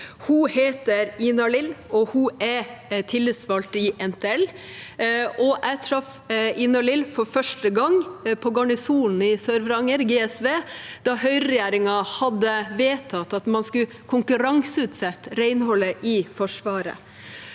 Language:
Norwegian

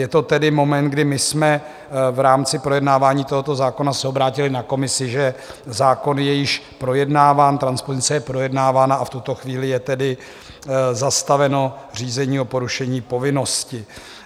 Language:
Czech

